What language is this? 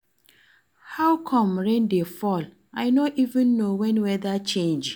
Nigerian Pidgin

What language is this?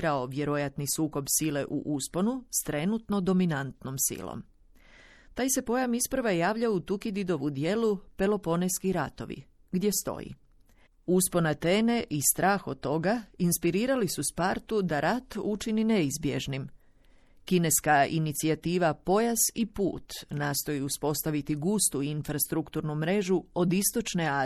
Croatian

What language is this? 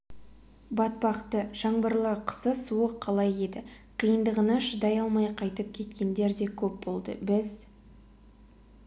Kazakh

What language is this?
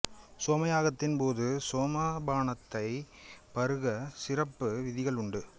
Tamil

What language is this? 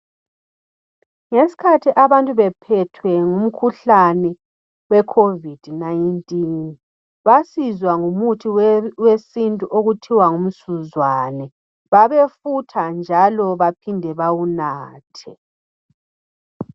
North Ndebele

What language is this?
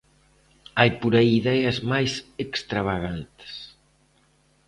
Galician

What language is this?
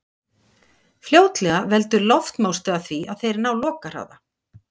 Icelandic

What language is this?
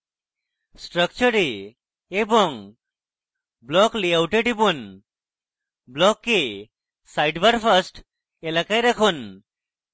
Bangla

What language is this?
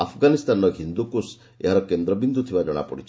Odia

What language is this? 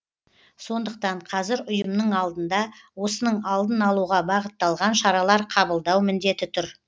Kazakh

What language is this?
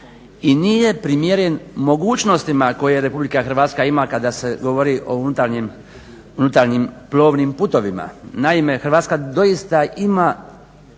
Croatian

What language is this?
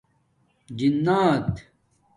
Domaaki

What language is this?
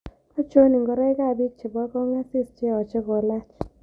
Kalenjin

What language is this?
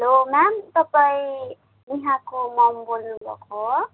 Nepali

